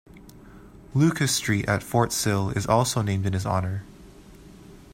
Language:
English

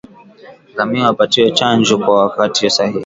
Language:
Swahili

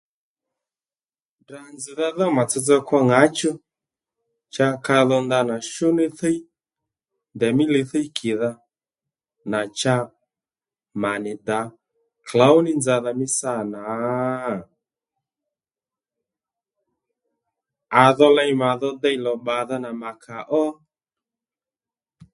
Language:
Lendu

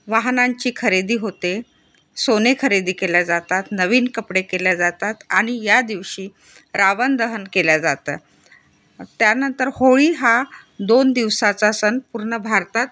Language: Marathi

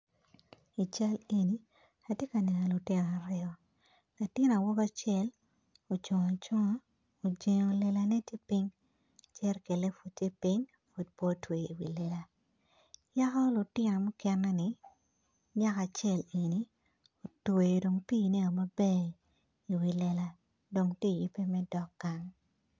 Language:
Acoli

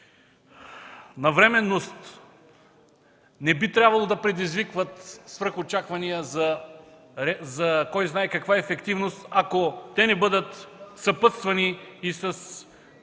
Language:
Bulgarian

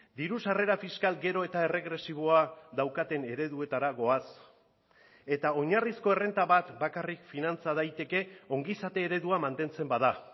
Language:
Basque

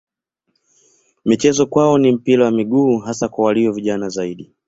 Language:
Swahili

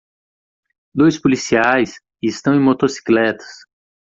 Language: Portuguese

